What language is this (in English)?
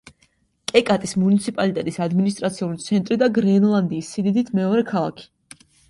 Georgian